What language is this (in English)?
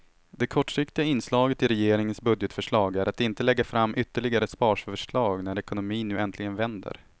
Swedish